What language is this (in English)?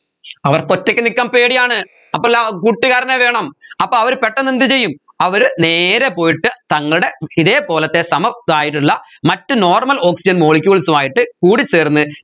Malayalam